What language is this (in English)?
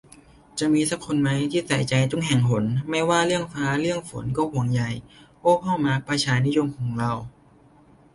Thai